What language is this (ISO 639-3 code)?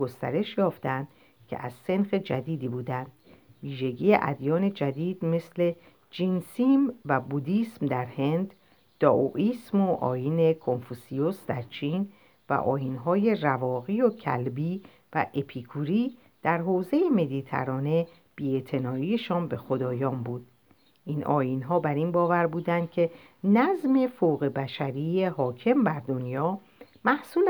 fas